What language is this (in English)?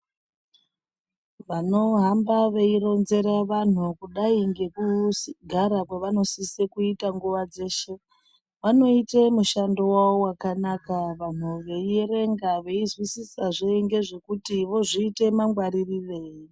Ndau